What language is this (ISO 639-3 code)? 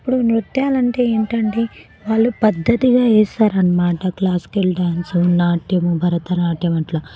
tel